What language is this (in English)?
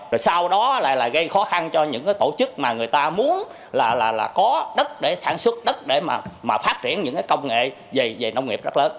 Vietnamese